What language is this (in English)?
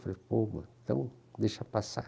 Portuguese